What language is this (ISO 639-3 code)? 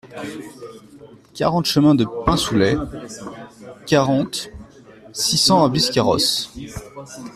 fra